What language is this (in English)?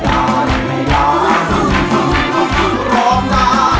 Thai